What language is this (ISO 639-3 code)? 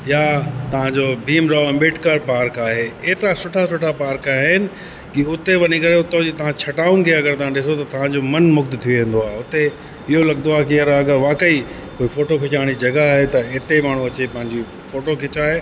snd